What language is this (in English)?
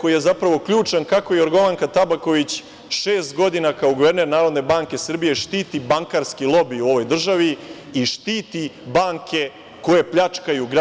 Serbian